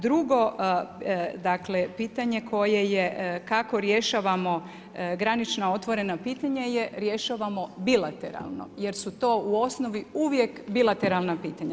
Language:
Croatian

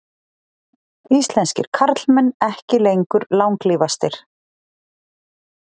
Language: Icelandic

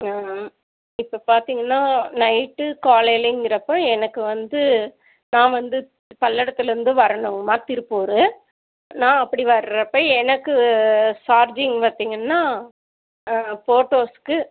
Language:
Tamil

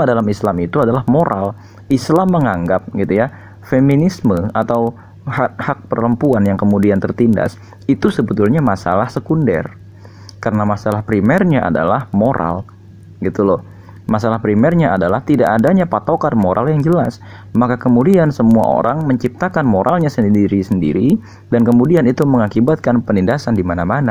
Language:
Indonesian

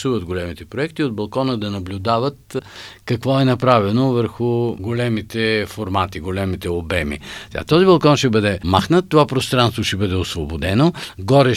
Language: Bulgarian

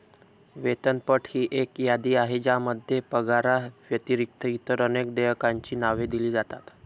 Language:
Marathi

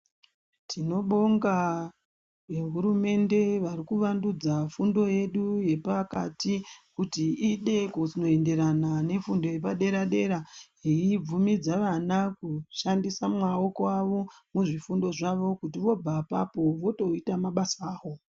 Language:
Ndau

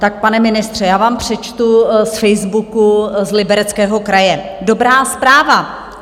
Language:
Czech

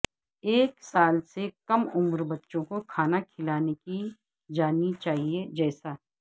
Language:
Urdu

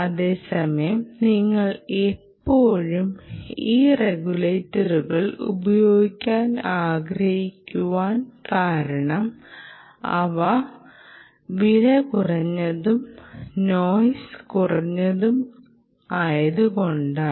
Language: Malayalam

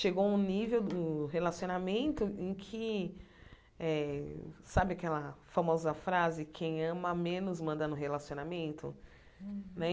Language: Portuguese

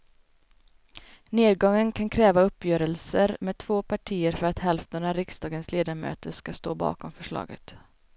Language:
Swedish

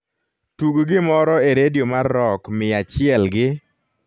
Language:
Luo (Kenya and Tanzania)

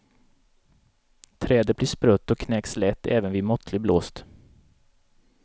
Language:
Swedish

